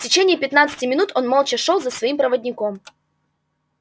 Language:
Russian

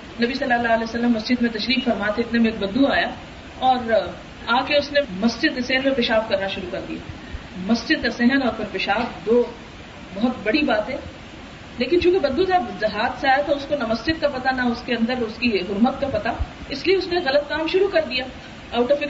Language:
Urdu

